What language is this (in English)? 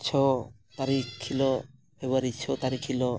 Santali